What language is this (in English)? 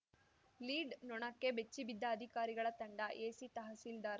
Kannada